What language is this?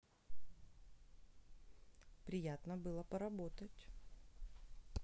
Russian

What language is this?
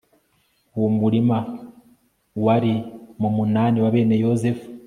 Kinyarwanda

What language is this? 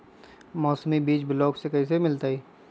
Magahi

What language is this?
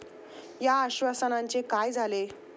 Marathi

